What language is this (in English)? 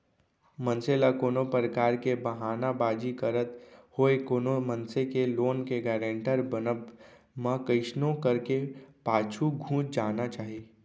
Chhattisgarhi